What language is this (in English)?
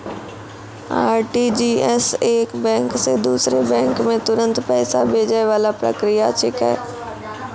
Maithili